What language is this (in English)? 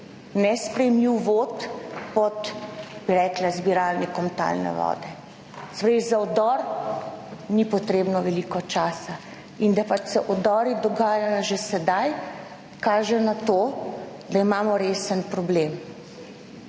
Slovenian